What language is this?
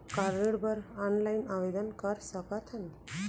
Chhattisgarhi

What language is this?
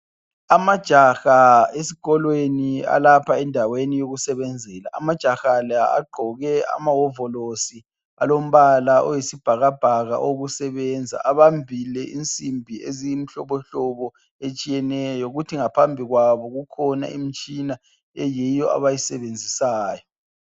North Ndebele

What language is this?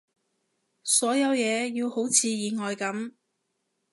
Cantonese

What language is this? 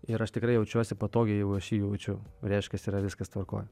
Lithuanian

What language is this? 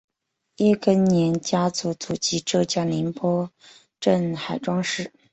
Chinese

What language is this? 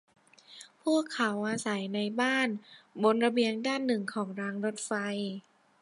Thai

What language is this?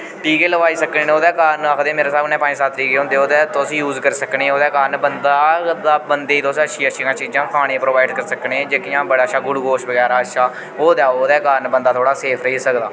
Dogri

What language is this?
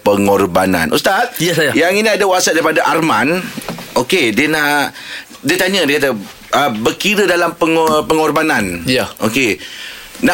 Malay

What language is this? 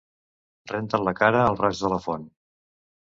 Catalan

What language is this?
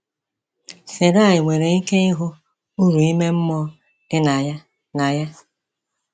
Igbo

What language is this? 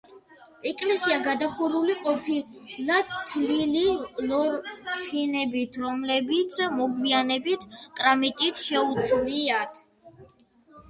Georgian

